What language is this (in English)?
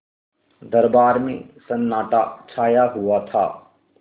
Hindi